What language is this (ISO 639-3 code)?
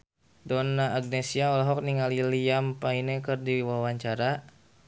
sun